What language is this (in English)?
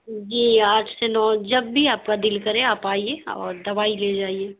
Urdu